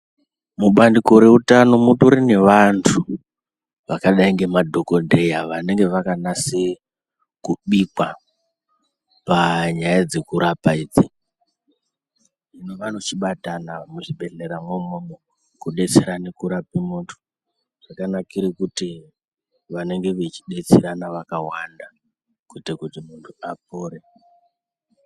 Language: Ndau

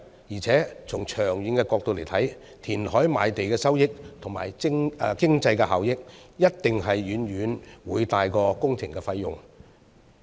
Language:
Cantonese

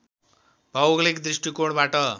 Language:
Nepali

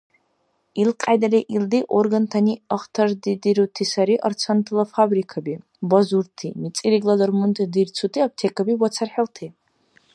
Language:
Dargwa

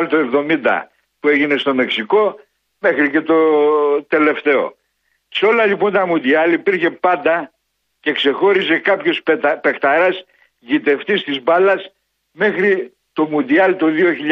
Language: Greek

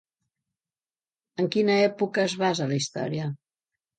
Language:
Catalan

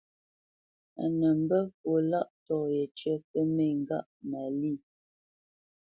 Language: Bamenyam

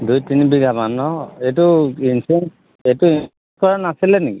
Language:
Assamese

